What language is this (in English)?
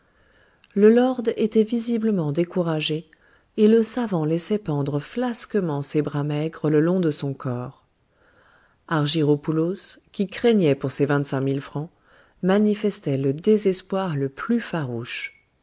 French